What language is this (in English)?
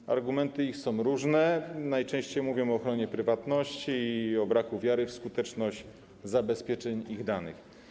Polish